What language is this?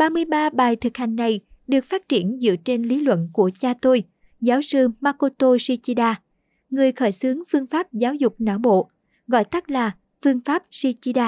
Vietnamese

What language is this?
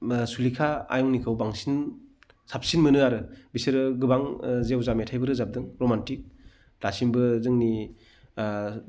Bodo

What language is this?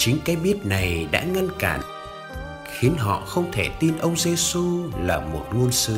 Vietnamese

